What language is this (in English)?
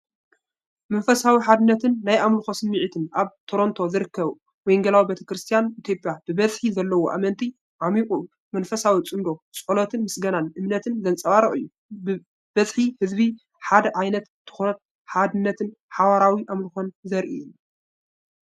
Tigrinya